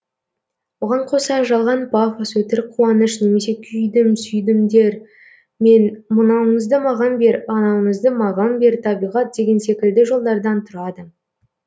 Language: Kazakh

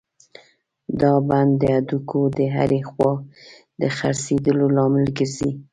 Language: Pashto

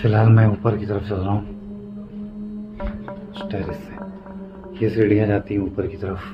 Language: Hindi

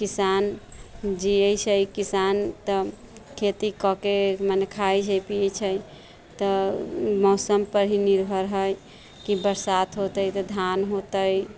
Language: Maithili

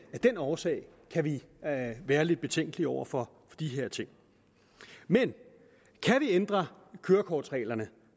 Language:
Danish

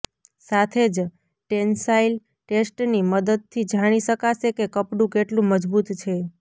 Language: Gujarati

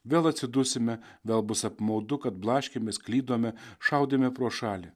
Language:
Lithuanian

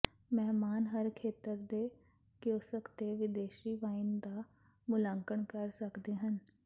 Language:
Punjabi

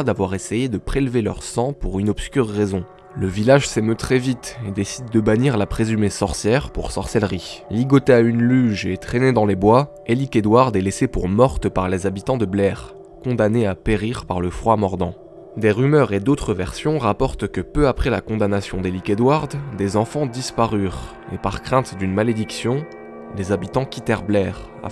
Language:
French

